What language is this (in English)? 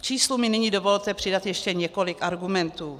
Czech